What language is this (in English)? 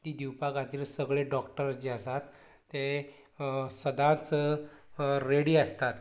Konkani